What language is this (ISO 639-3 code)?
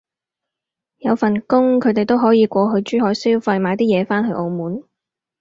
yue